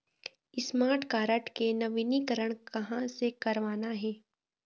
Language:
Chhattisgarhi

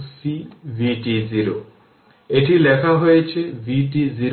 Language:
Bangla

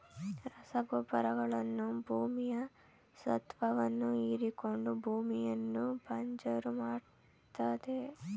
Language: Kannada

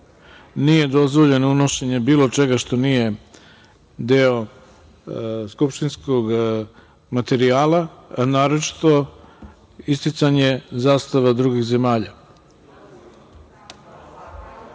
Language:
Serbian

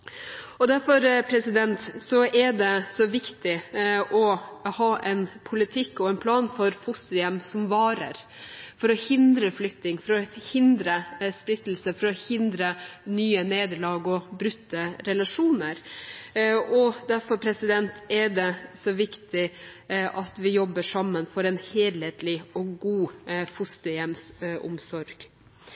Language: Norwegian Bokmål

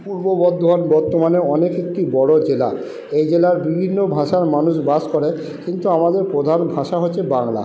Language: Bangla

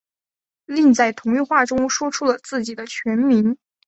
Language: Chinese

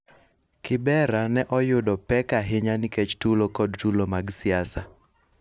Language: Luo (Kenya and Tanzania)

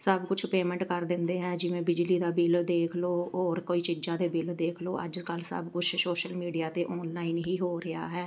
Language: Punjabi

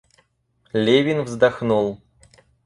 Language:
Russian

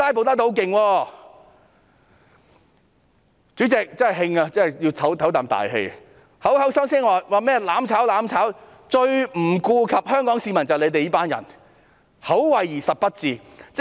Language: Cantonese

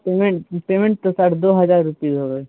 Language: Urdu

